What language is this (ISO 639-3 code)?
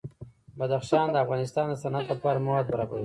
pus